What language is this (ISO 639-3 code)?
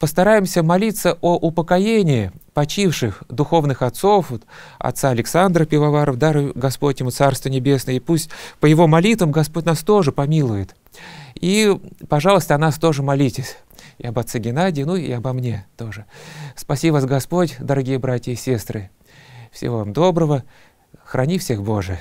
rus